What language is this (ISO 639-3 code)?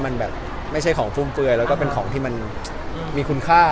tha